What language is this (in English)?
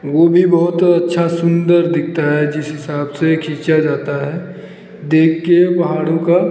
Hindi